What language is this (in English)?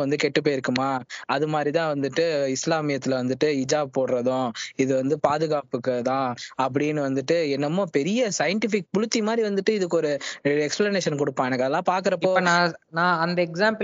Tamil